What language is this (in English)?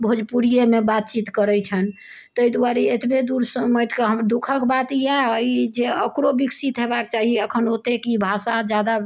Maithili